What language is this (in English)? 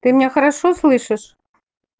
Russian